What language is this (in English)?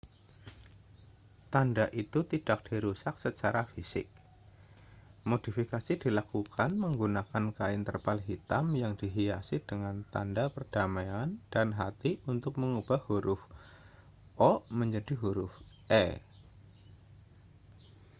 Indonesian